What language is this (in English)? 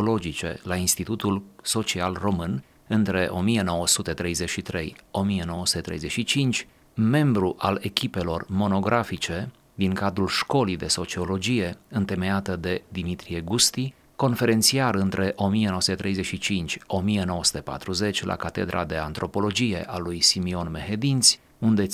Romanian